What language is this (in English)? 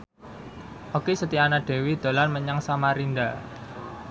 Javanese